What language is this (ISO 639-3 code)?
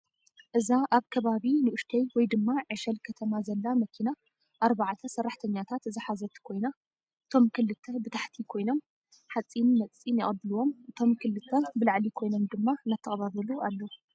tir